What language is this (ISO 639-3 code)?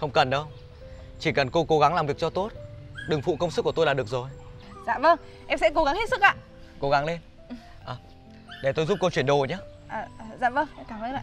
vie